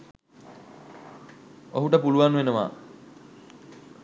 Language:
Sinhala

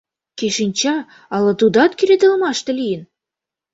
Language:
Mari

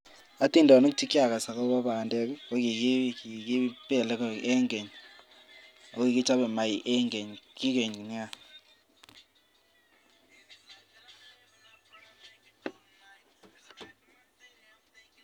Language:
Kalenjin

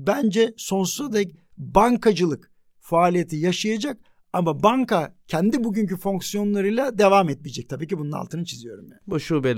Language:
Turkish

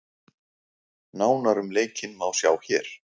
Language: Icelandic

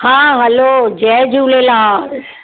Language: Sindhi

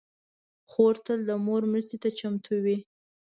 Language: Pashto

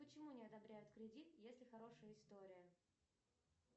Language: Russian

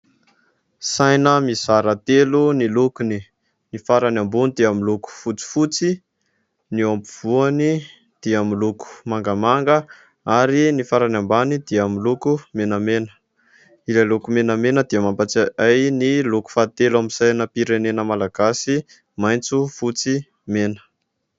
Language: Malagasy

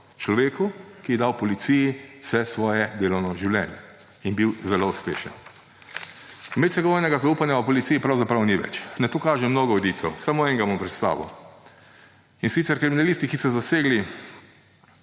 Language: Slovenian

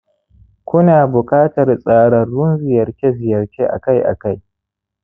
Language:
Hausa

